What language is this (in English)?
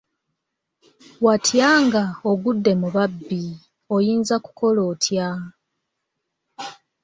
Ganda